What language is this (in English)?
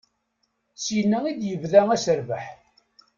Kabyle